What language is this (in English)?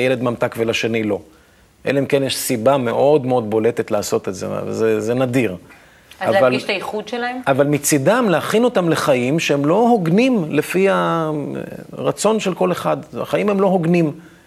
Hebrew